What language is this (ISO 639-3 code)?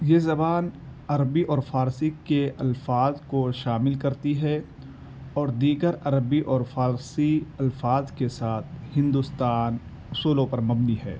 urd